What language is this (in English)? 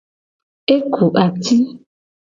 Gen